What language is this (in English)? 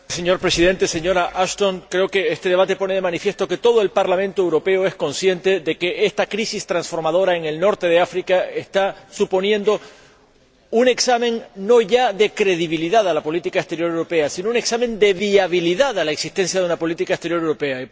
Spanish